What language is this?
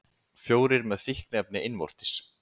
Icelandic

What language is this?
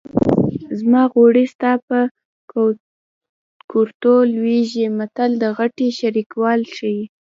Pashto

